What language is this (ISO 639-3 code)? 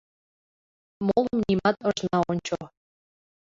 chm